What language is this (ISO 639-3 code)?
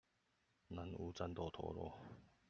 zho